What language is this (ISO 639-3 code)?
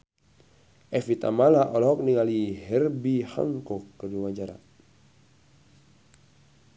sun